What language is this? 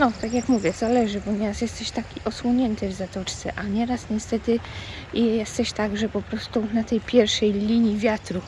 Polish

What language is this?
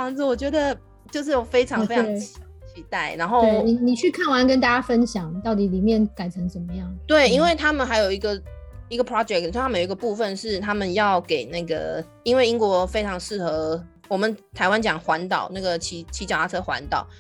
Chinese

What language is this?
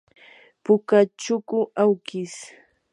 Yanahuanca Pasco Quechua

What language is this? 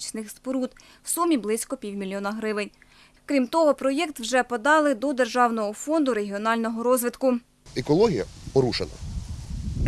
Ukrainian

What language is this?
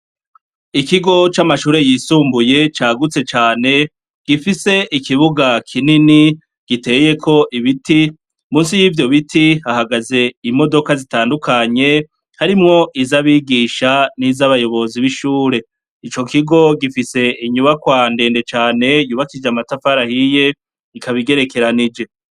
Rundi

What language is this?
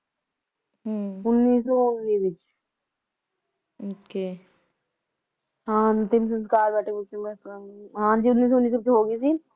Punjabi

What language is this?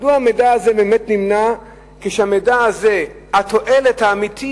Hebrew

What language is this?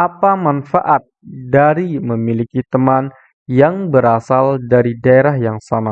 Indonesian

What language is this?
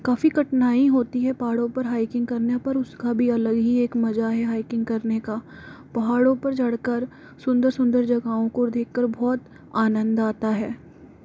Hindi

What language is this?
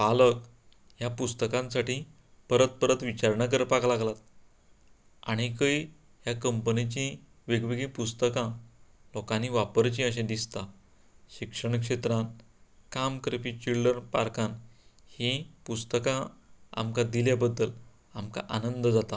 Konkani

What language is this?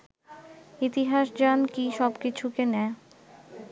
Bangla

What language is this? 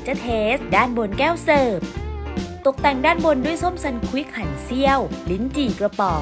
Thai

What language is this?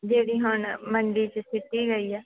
Punjabi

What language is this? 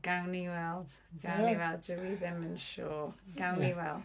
Welsh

